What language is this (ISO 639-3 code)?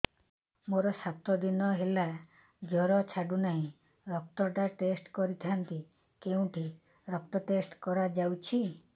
ori